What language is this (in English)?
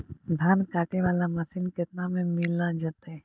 Magahi